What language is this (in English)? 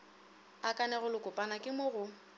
Northern Sotho